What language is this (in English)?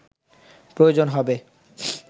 Bangla